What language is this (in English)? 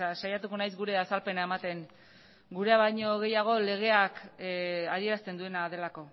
Basque